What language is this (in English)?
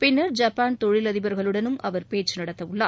Tamil